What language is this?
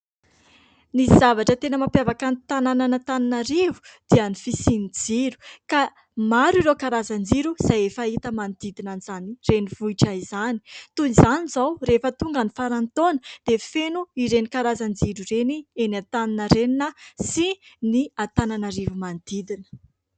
Malagasy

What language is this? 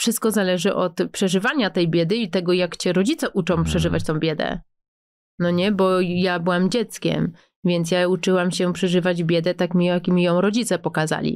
Polish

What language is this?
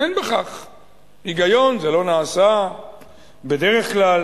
Hebrew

